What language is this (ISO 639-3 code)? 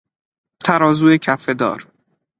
fas